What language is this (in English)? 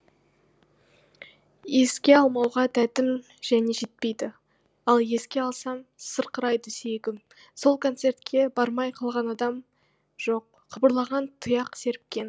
Kazakh